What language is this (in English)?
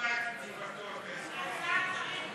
Hebrew